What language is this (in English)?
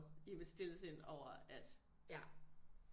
Danish